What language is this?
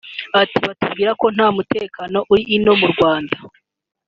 Kinyarwanda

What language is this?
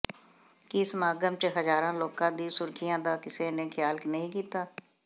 Punjabi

